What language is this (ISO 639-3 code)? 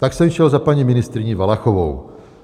ces